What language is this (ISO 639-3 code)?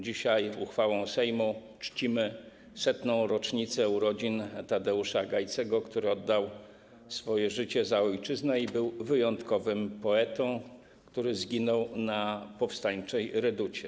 pol